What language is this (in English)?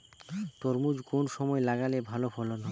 Bangla